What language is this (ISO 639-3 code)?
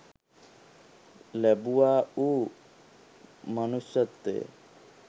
sin